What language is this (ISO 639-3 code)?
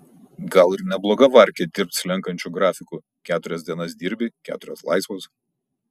lit